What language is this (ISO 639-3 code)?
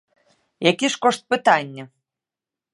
bel